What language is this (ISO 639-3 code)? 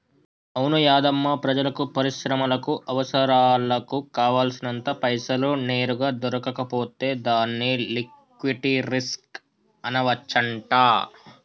tel